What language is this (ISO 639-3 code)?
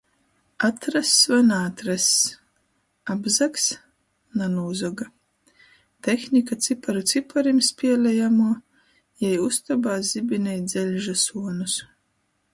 ltg